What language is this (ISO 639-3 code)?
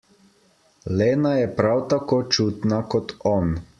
slv